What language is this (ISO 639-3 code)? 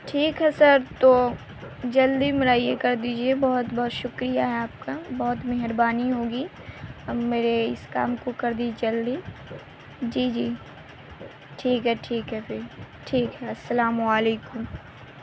urd